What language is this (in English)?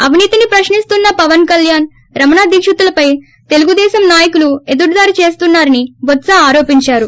Telugu